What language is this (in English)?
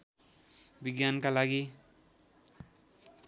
Nepali